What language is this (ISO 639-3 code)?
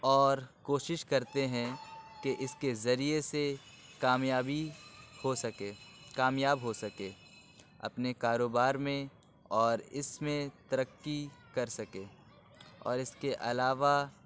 urd